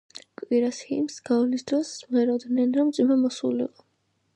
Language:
Georgian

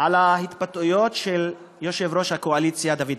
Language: Hebrew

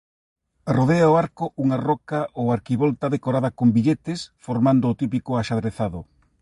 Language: Galician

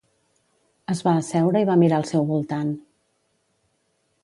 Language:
Catalan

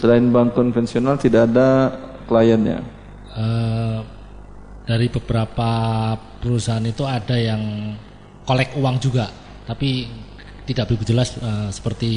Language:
Indonesian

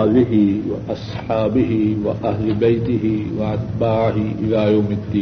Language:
Urdu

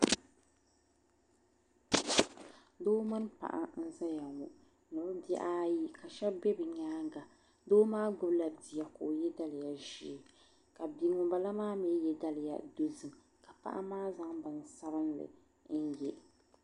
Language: Dagbani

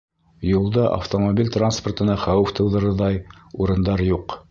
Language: Bashkir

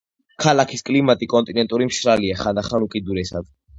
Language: Georgian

